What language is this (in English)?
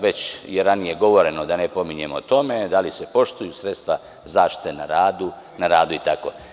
Serbian